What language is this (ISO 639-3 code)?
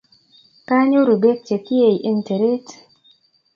kln